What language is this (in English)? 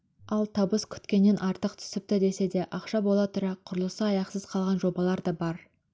Kazakh